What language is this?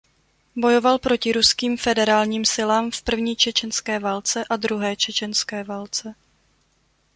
Czech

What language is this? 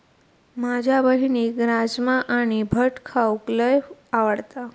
Marathi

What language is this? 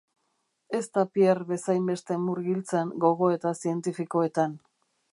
Basque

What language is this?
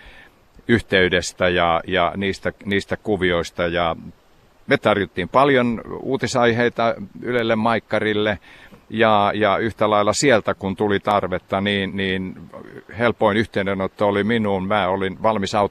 Finnish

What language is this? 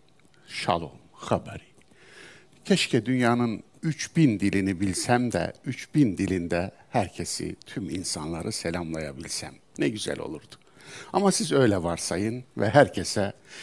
Turkish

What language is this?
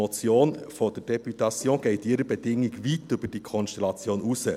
Swiss German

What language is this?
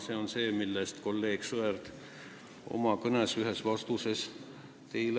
Estonian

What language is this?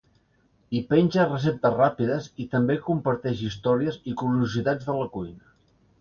Catalan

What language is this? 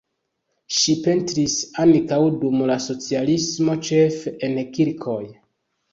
Esperanto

